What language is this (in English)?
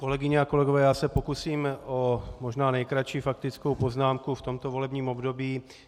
Czech